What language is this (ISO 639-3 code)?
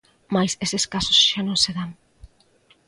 glg